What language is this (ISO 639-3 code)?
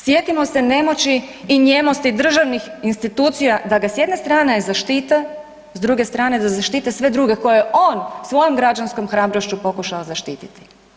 hrv